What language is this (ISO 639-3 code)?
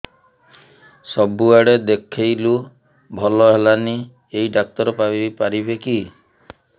ori